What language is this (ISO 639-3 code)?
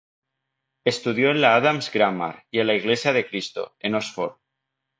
spa